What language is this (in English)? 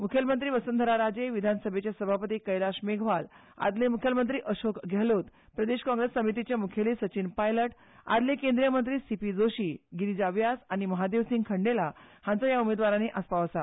Konkani